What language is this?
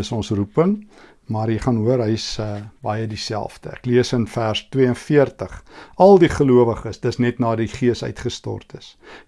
Dutch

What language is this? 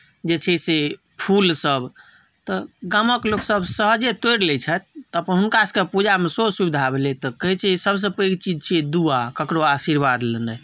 Maithili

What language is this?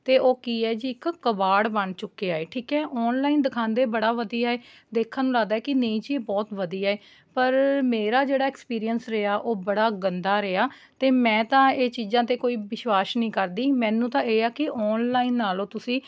Punjabi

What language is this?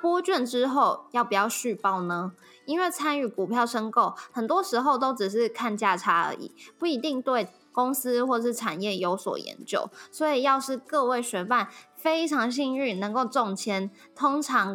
Chinese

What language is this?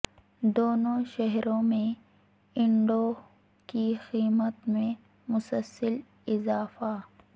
Urdu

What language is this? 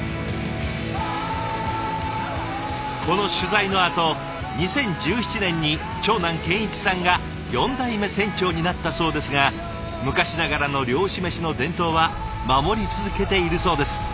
Japanese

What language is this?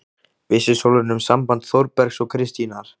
Icelandic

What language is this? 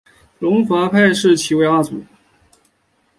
Chinese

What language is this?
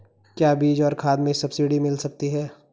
Hindi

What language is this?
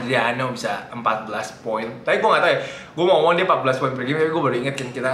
Indonesian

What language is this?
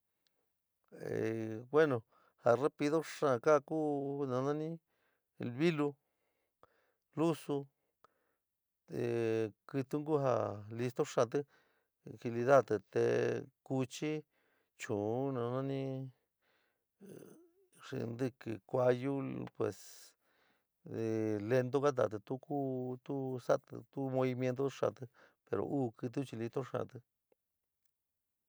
San Miguel El Grande Mixtec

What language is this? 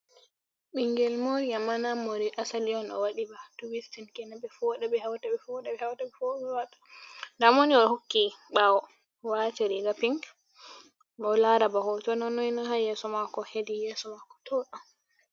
Fula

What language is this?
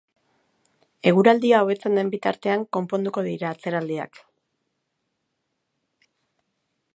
Basque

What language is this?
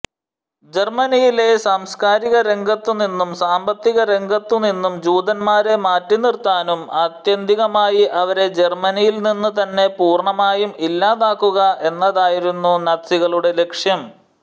Malayalam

